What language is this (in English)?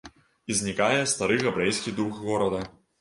Belarusian